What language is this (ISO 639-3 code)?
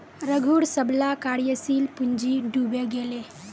mag